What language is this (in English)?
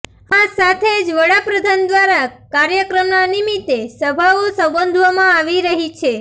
Gujarati